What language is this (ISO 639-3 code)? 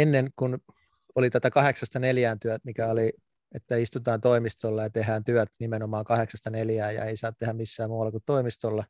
fin